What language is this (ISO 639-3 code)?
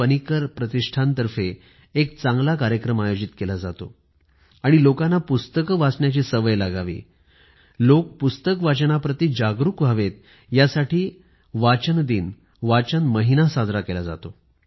mar